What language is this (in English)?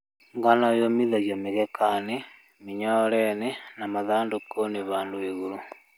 Kikuyu